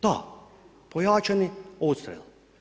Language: Croatian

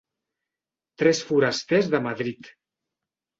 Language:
Catalan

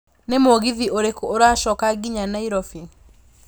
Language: Kikuyu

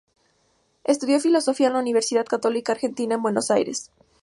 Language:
Spanish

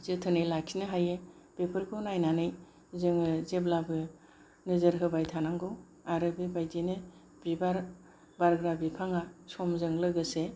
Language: Bodo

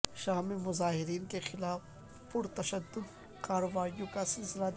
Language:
Urdu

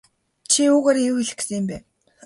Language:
Mongolian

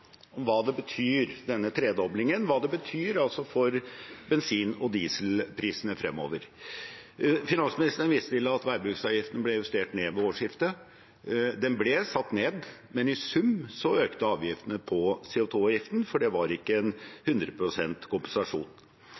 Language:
Norwegian Bokmål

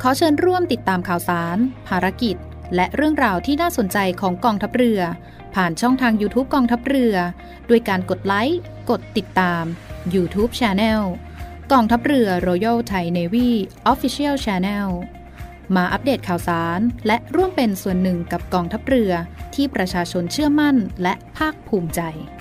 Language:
Thai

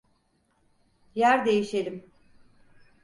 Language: Turkish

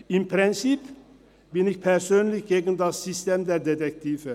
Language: Swiss German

